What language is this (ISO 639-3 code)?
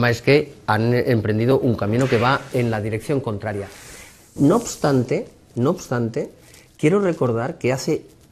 spa